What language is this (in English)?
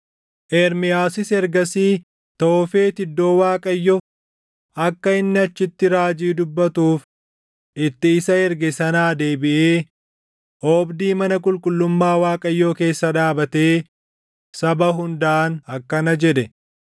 Oromo